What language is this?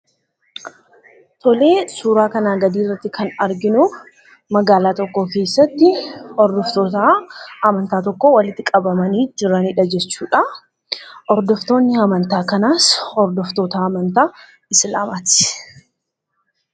Oromo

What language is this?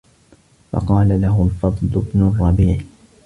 Arabic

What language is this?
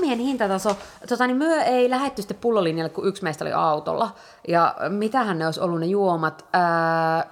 Finnish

